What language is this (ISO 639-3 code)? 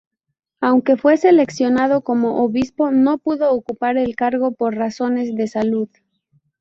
spa